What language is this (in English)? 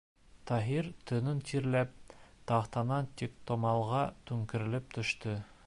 Bashkir